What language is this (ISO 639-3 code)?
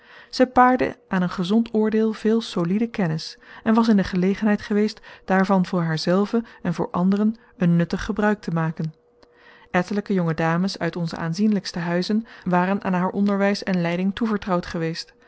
nld